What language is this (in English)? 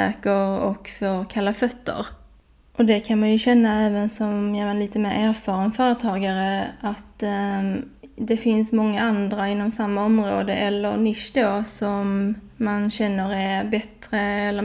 Swedish